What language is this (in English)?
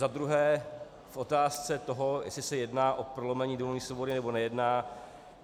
Czech